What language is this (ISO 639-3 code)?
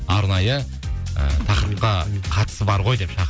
kaz